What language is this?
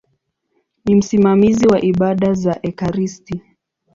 Swahili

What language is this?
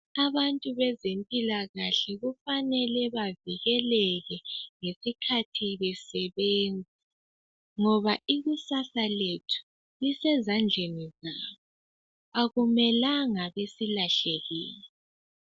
North Ndebele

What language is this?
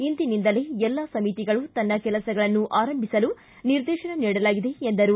Kannada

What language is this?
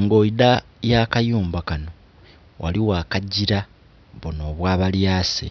Soga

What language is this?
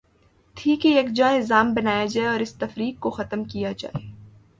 Urdu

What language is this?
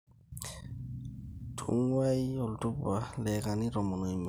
Masai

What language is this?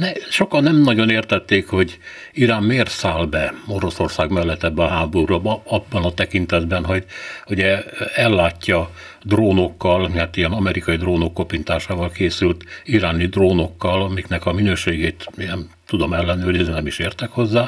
Hungarian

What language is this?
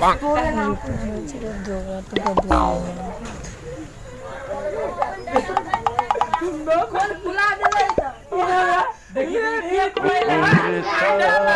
Indonesian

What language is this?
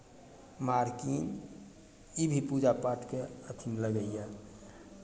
Maithili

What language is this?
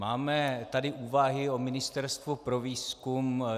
Czech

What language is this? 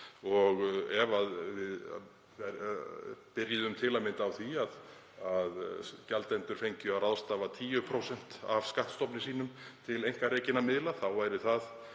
Icelandic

